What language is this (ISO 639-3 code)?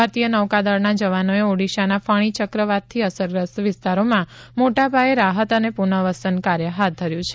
guj